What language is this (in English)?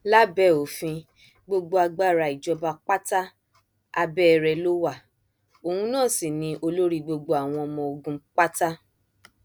Yoruba